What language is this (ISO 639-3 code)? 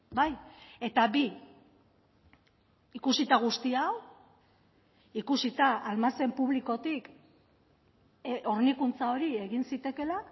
eus